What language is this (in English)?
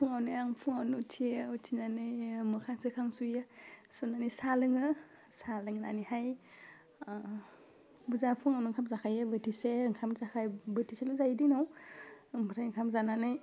Bodo